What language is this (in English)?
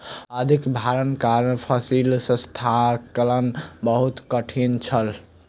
Maithili